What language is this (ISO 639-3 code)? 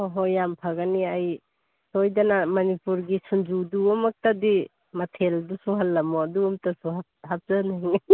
mni